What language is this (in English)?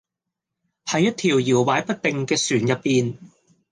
Cantonese